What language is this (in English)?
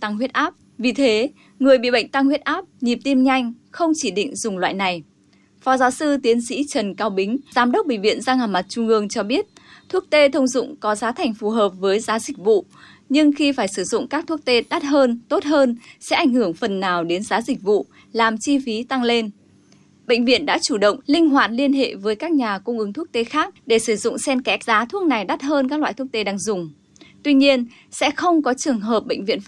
Vietnamese